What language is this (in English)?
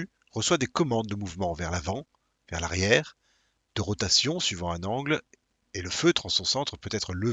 French